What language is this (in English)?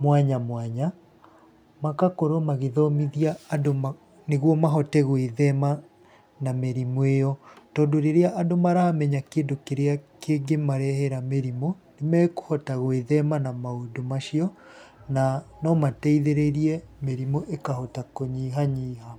Kikuyu